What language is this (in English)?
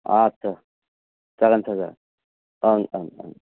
Bodo